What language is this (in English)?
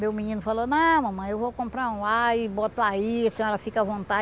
Portuguese